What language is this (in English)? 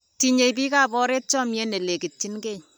Kalenjin